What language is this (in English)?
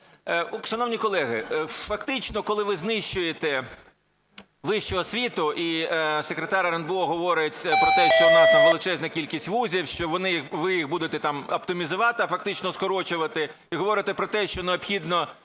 Ukrainian